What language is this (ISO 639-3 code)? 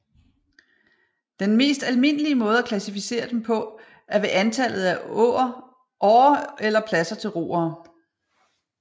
dan